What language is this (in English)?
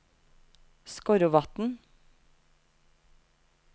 Norwegian